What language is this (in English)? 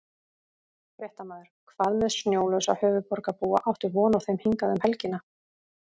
Icelandic